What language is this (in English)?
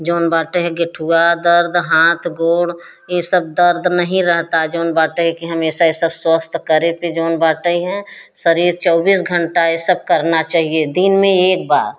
Hindi